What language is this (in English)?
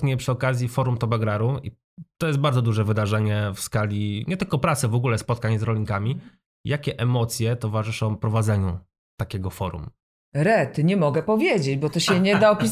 Polish